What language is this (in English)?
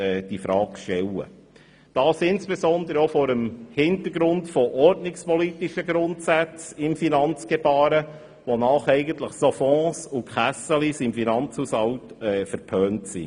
Swiss German